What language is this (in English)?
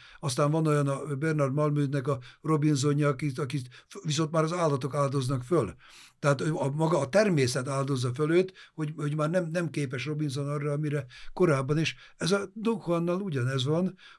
Hungarian